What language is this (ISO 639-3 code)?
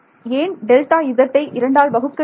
tam